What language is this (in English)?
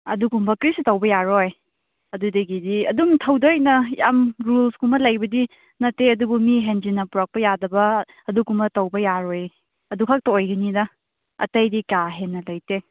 Manipuri